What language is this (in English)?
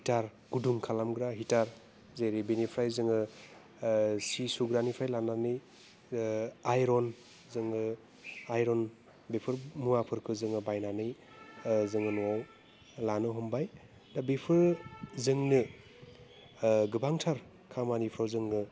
Bodo